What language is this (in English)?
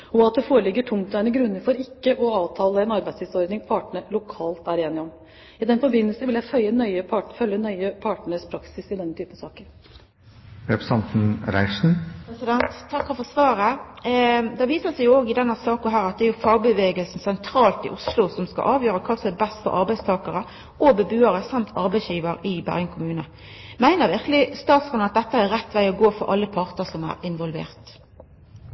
Norwegian